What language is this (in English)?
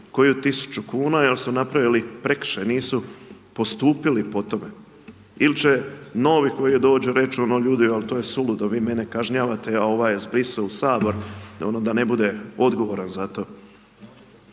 Croatian